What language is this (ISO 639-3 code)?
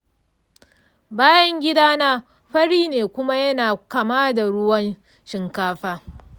hau